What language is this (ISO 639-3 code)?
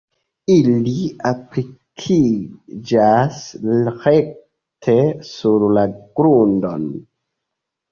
epo